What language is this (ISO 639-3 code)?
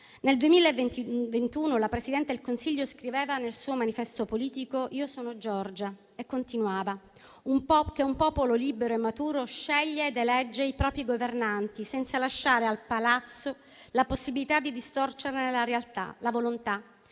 ita